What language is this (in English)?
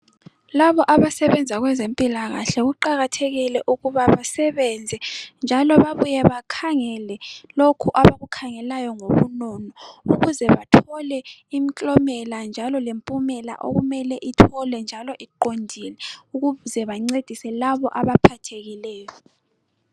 North Ndebele